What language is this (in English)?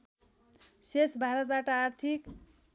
Nepali